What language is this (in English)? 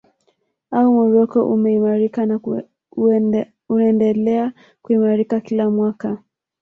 Swahili